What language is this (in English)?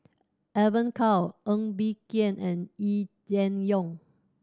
English